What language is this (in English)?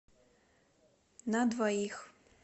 Russian